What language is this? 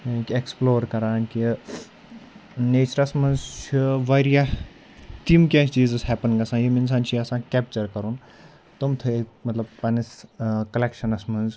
Kashmiri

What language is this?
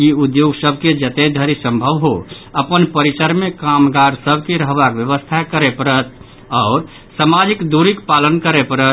Maithili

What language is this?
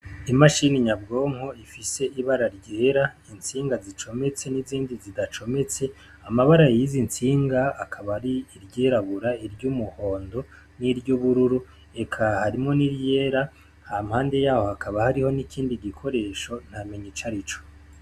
Rundi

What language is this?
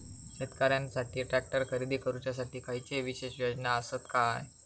Marathi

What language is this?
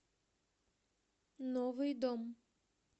Russian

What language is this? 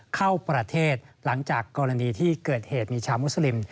Thai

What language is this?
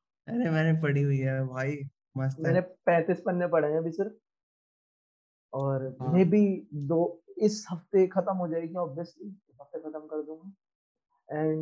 Hindi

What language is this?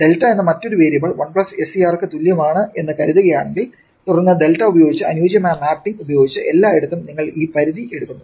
Malayalam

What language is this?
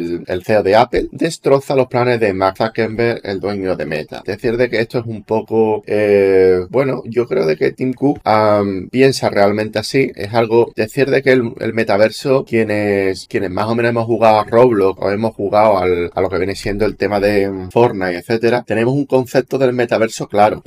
Spanish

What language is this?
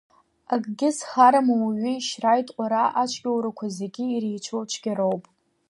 Abkhazian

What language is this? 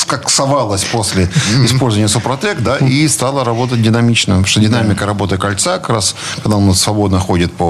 Russian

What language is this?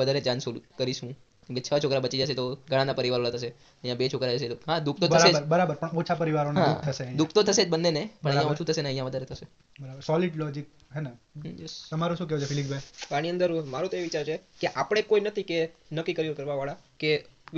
Gujarati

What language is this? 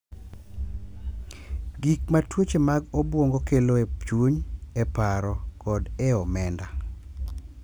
Luo (Kenya and Tanzania)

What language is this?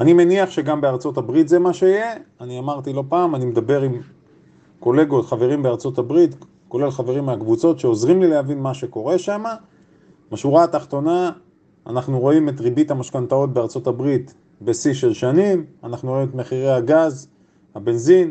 Hebrew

